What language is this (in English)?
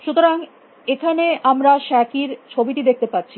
Bangla